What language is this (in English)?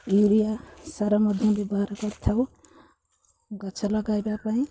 Odia